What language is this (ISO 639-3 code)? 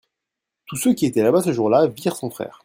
fra